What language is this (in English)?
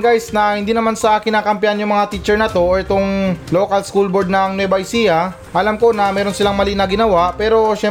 Filipino